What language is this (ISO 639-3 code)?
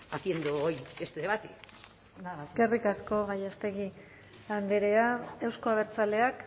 eus